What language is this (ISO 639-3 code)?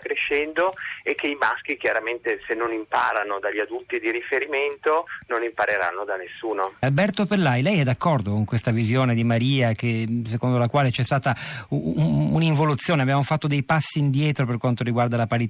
ita